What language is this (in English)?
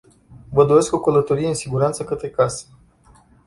Romanian